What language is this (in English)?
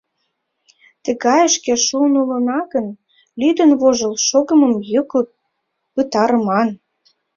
Mari